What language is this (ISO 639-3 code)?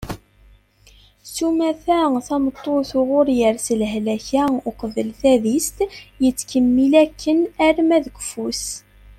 kab